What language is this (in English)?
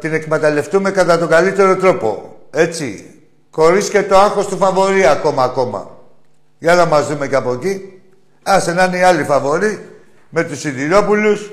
Greek